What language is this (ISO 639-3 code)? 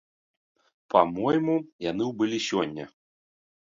bel